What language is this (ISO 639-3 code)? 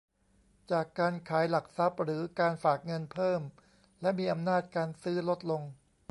tha